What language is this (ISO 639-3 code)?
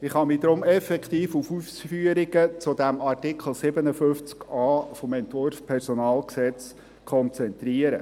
gsw